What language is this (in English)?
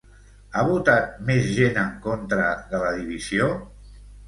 Catalan